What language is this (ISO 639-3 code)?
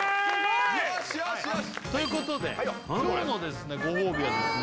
jpn